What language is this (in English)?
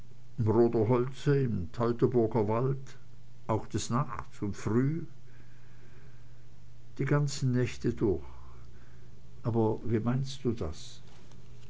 German